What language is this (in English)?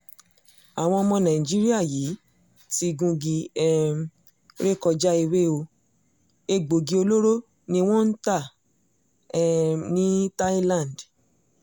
Yoruba